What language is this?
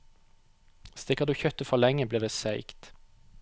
Norwegian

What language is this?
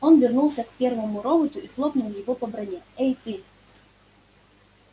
Russian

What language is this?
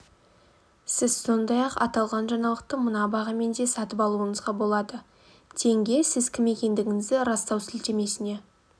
Kazakh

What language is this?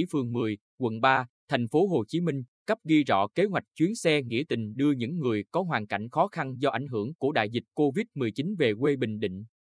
Vietnamese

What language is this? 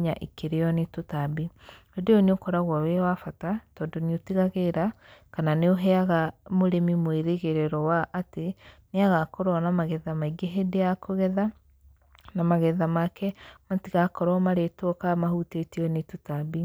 Kikuyu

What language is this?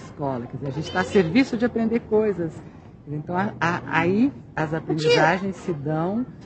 Portuguese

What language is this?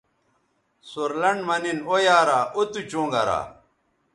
Bateri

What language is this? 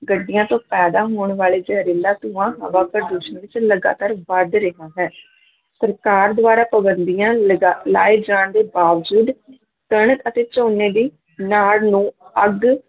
Punjabi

